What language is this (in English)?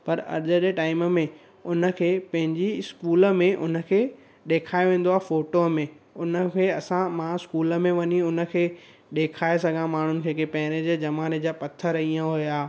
Sindhi